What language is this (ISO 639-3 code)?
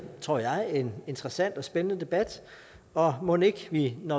dan